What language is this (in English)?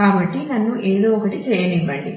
Telugu